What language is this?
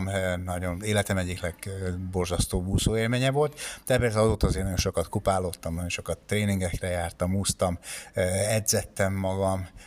Hungarian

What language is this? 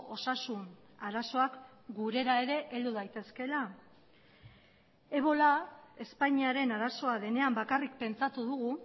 Basque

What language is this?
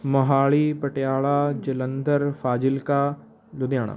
Punjabi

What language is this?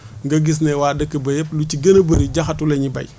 Wolof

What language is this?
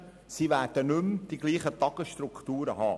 Swiss German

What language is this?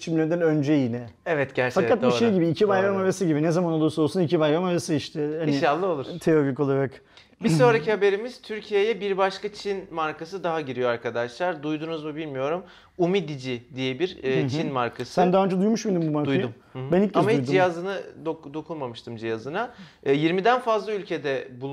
Turkish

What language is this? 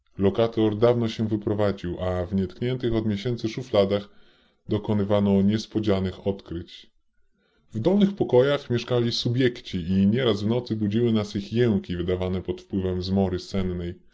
Polish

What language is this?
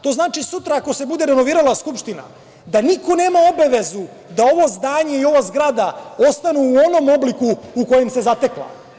Serbian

